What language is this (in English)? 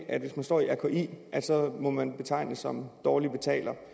Danish